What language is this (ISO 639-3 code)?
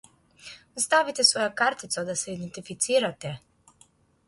slv